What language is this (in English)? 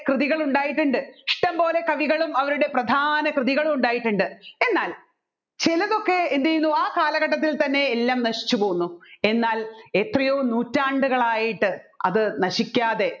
Malayalam